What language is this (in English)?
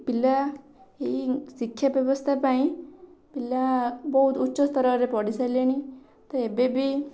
Odia